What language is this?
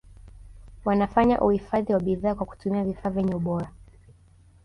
Swahili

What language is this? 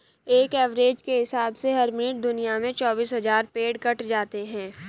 Hindi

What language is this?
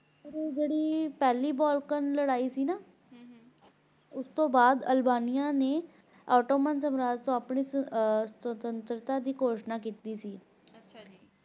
Punjabi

